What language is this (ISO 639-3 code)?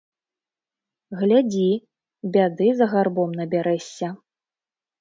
bel